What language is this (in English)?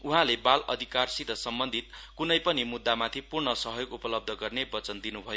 Nepali